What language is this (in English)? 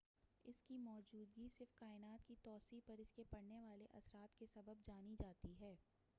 Urdu